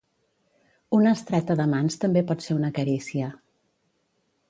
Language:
Catalan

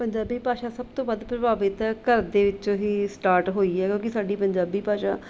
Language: Punjabi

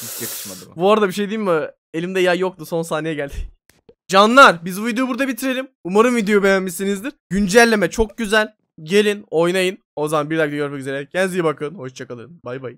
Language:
Turkish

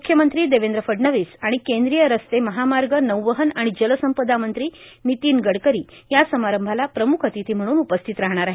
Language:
Marathi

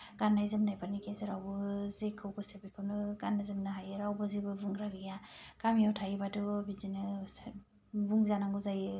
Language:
Bodo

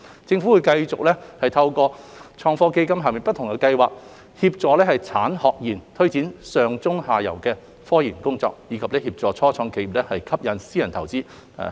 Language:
Cantonese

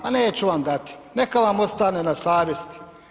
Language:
Croatian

